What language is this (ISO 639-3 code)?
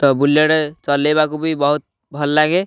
ori